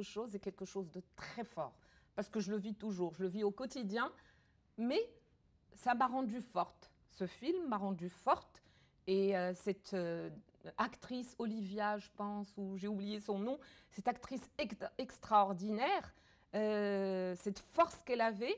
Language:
French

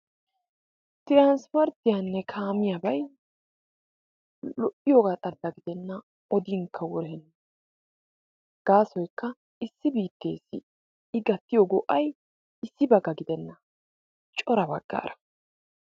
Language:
Wolaytta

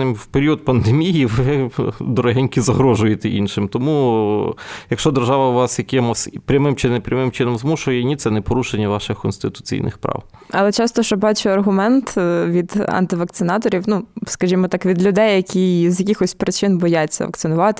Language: Ukrainian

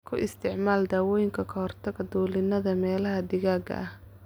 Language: Somali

